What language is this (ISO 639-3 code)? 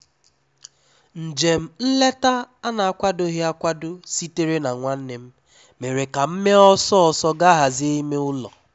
ibo